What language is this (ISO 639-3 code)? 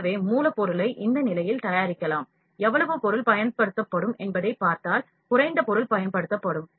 tam